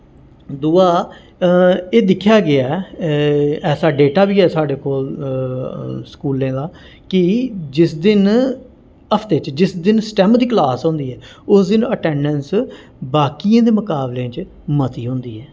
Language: Dogri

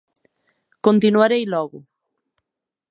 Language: Galician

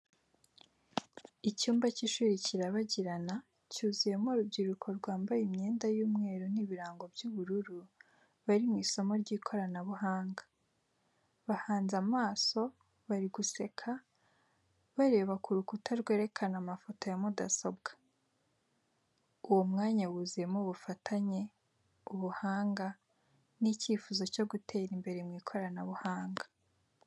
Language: Kinyarwanda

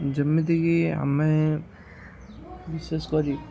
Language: Odia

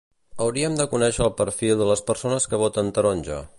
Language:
Catalan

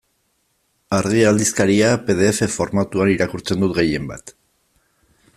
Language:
Basque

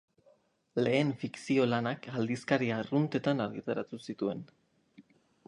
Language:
Basque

